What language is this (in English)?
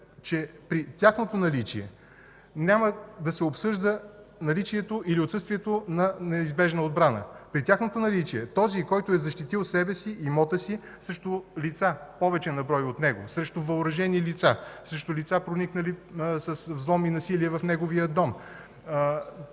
Bulgarian